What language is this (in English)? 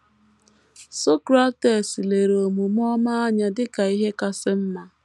Igbo